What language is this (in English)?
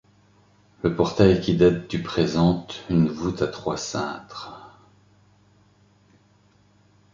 French